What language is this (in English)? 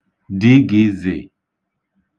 Igbo